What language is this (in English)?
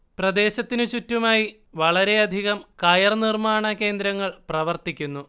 Malayalam